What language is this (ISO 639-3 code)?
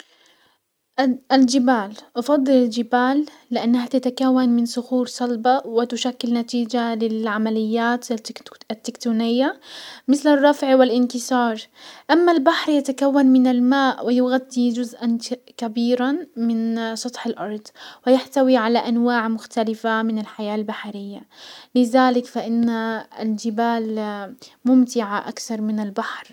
acw